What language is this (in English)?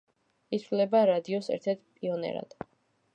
Georgian